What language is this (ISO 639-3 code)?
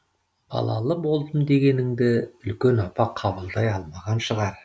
kaz